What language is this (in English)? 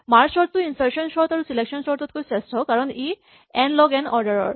Assamese